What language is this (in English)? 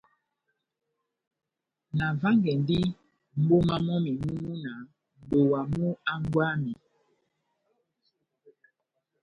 Batanga